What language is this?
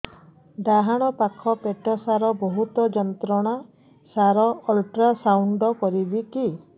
Odia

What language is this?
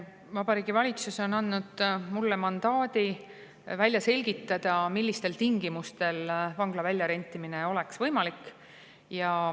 Estonian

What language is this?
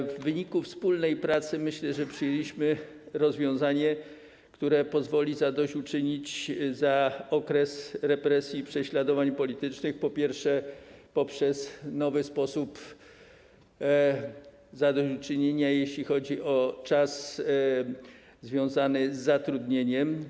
Polish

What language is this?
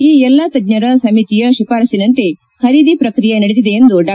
Kannada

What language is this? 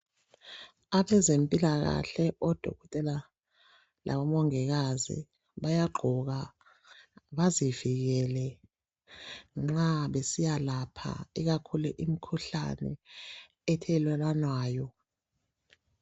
North Ndebele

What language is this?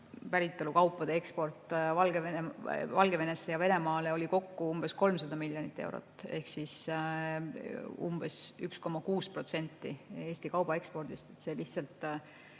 Estonian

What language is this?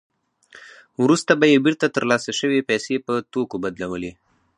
Pashto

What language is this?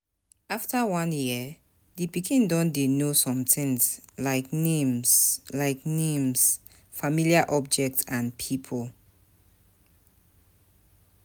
Nigerian Pidgin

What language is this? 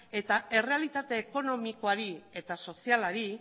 Basque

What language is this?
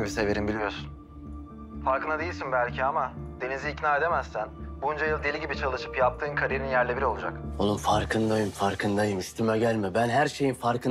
Turkish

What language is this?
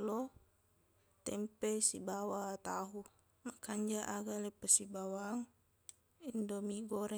Buginese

